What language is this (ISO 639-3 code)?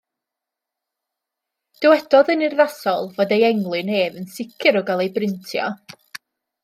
cym